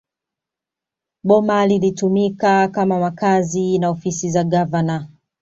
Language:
Swahili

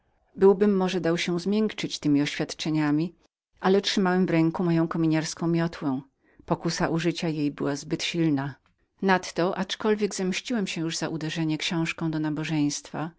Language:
Polish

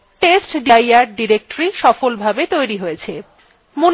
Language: Bangla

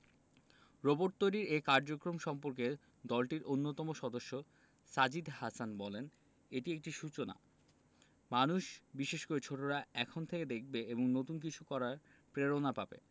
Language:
Bangla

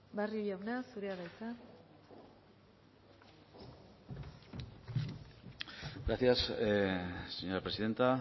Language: Basque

